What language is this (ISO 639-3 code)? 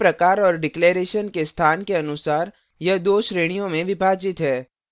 hin